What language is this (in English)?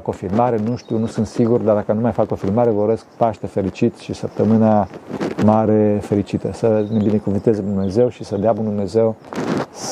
Romanian